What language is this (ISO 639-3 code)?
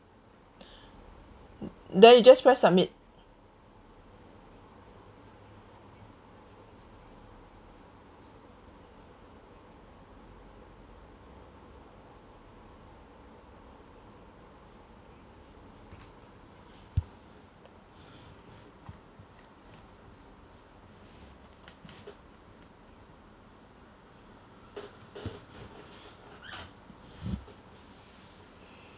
eng